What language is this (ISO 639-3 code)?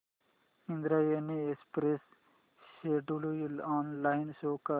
mar